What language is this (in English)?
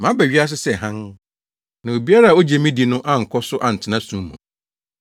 Akan